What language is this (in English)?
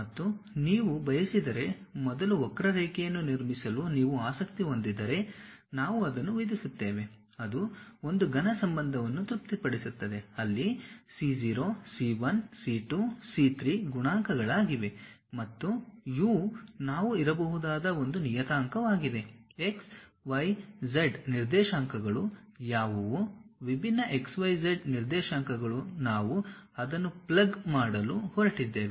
Kannada